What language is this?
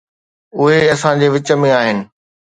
Sindhi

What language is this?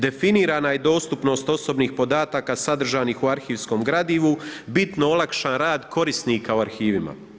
Croatian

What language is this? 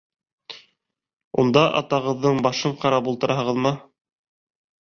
Bashkir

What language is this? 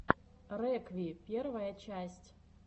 Russian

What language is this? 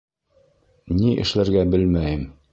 Bashkir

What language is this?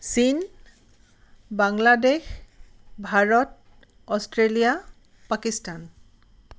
Assamese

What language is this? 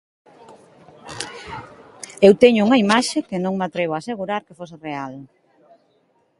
Galician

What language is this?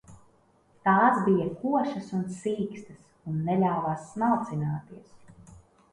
Latvian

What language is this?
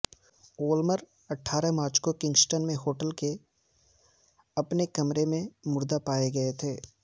Urdu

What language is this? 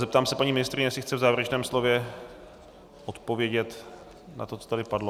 Czech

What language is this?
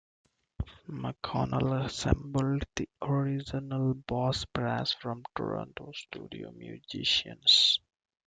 English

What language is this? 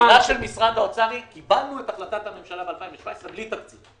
Hebrew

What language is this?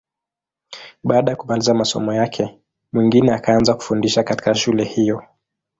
Swahili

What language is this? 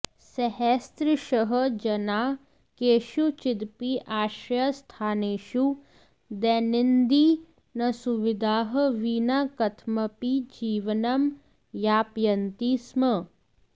Sanskrit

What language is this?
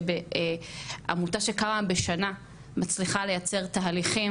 Hebrew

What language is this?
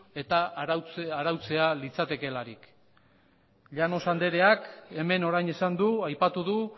Basque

